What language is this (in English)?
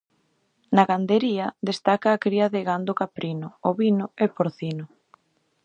Galician